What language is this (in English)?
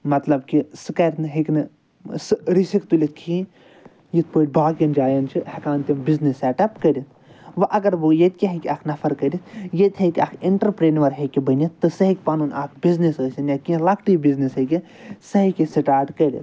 Kashmiri